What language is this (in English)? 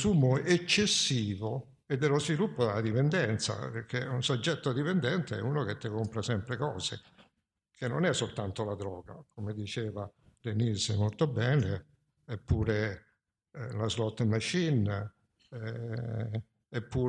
Italian